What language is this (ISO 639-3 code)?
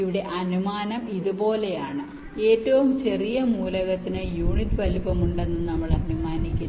mal